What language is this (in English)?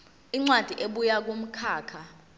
Zulu